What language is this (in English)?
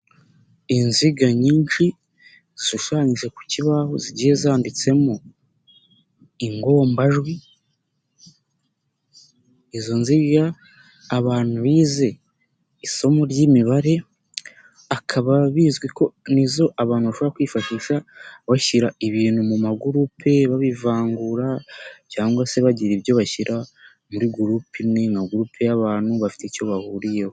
Kinyarwanda